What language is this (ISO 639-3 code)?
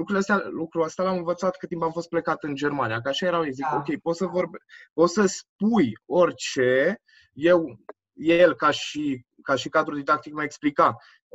ron